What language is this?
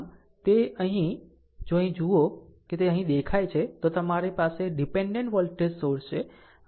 Gujarati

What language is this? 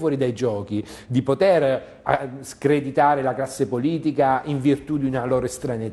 Italian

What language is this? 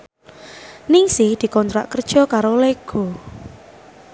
Javanese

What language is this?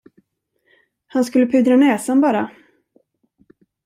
Swedish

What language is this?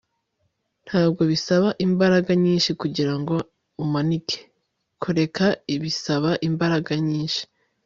Kinyarwanda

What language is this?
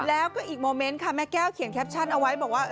Thai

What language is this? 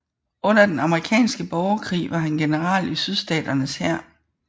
Danish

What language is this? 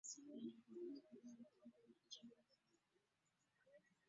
Ganda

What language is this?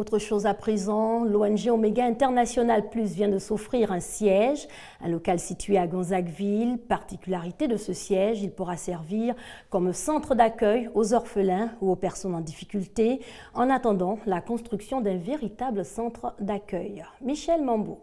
French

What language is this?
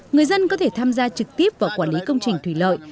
Vietnamese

